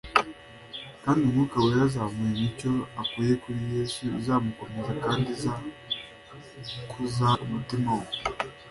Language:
Kinyarwanda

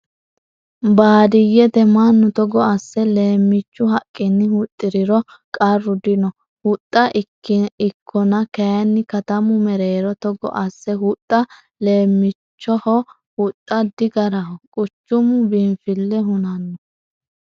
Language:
Sidamo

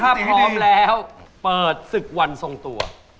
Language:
Thai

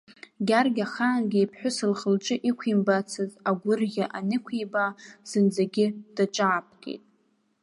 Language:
Abkhazian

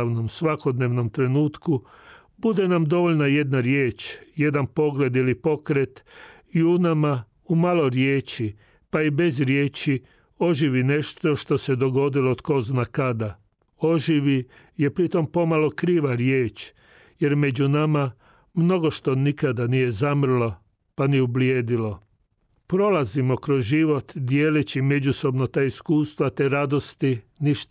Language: Croatian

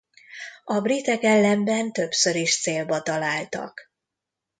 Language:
Hungarian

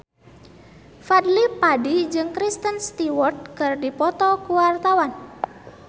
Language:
Sundanese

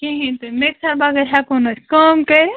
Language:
Kashmiri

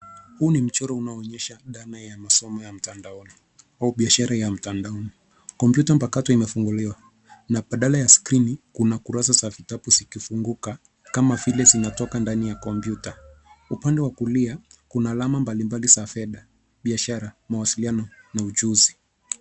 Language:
Swahili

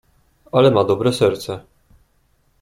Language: Polish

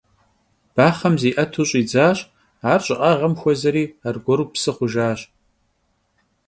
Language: Kabardian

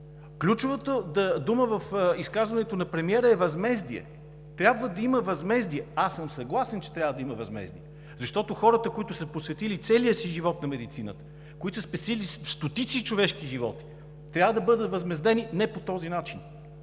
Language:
Bulgarian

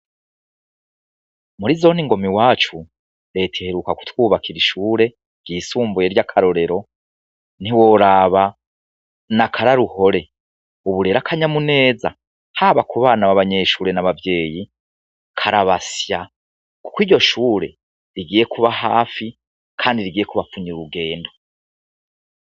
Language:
Rundi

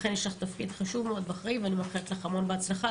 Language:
Hebrew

